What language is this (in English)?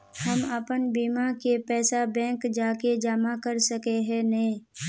Magahi